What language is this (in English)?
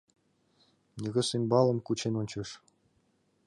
Mari